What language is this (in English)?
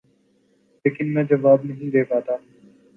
Urdu